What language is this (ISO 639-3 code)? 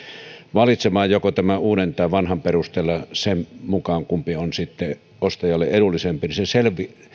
fin